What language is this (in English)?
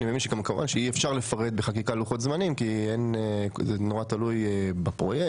Hebrew